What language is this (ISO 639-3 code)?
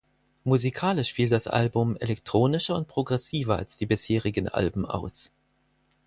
deu